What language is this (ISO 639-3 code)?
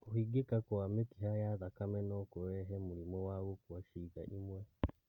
kik